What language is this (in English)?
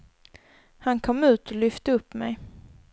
Swedish